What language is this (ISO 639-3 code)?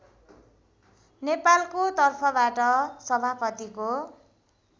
nep